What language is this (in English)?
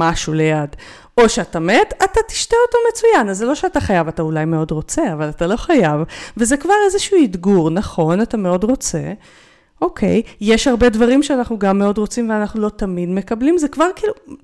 Hebrew